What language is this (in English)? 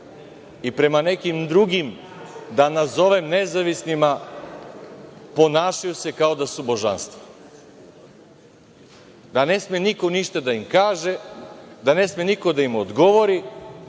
Serbian